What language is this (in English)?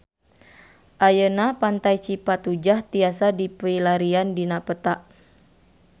Sundanese